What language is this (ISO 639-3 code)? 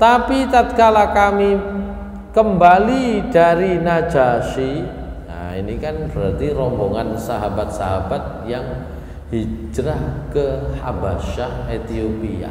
ind